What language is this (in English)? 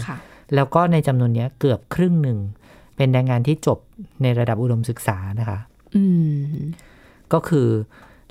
Thai